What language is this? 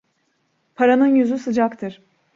Turkish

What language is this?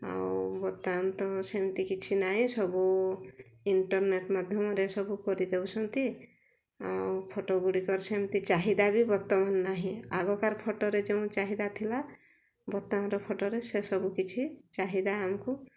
Odia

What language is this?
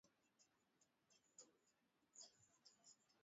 Swahili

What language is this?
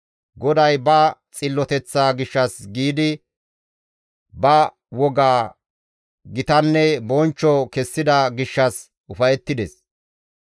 Gamo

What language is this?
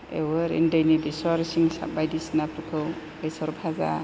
Bodo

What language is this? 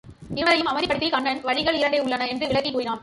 Tamil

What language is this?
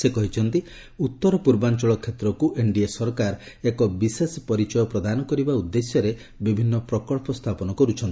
Odia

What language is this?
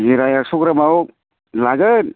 Bodo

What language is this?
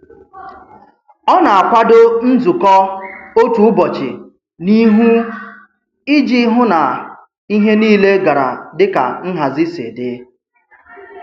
Igbo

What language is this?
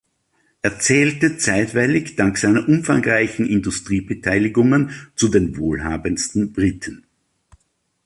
German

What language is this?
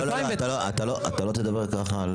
Hebrew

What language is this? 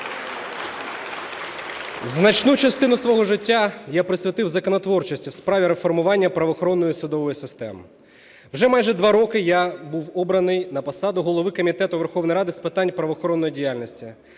Ukrainian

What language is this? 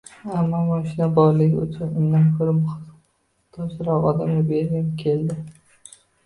Uzbek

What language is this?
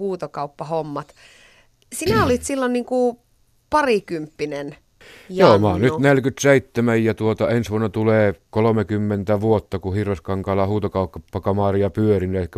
Finnish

